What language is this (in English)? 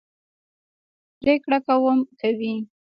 Pashto